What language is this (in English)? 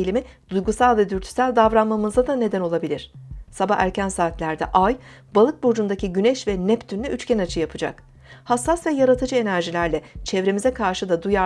Turkish